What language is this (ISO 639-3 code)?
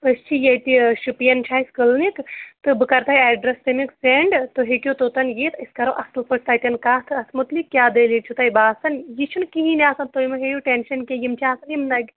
kas